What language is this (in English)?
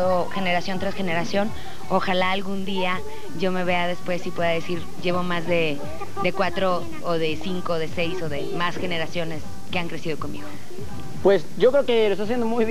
Spanish